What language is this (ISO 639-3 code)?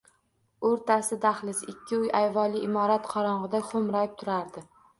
uzb